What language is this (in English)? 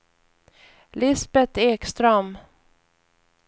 Swedish